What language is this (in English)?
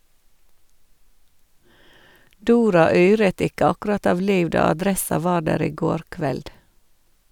Norwegian